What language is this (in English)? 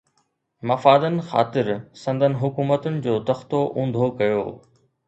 Sindhi